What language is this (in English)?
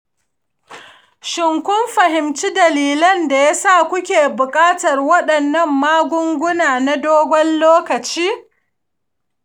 Hausa